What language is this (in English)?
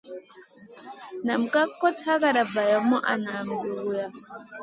Masana